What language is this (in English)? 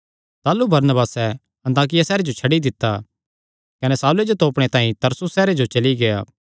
Kangri